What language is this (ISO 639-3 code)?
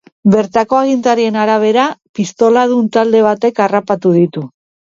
eus